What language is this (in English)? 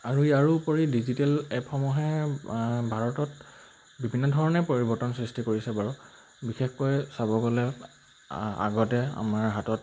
Assamese